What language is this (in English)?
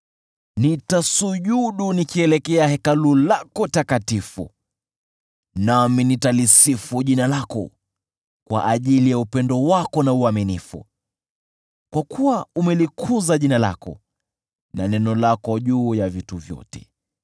Swahili